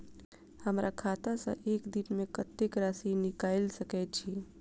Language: Maithili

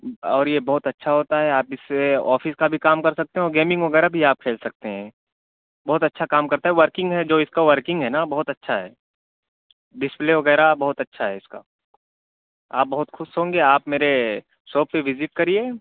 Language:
Urdu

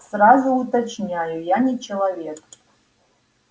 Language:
Russian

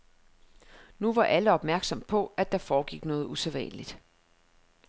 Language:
Danish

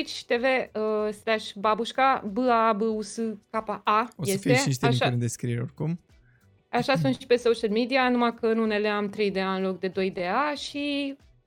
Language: Romanian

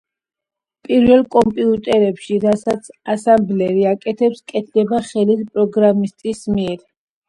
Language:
Georgian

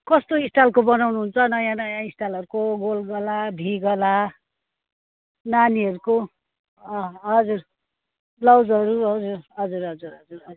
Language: Nepali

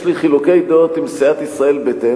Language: Hebrew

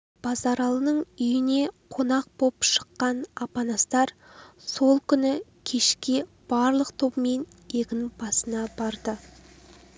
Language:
Kazakh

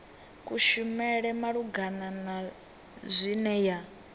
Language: Venda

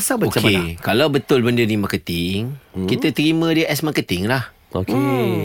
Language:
Malay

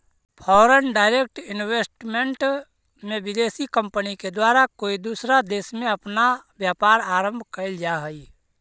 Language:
Magahi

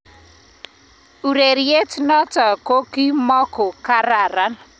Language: Kalenjin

